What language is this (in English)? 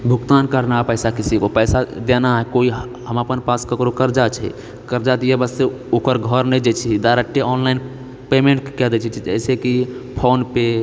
Maithili